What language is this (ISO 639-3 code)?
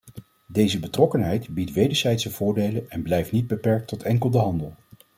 nld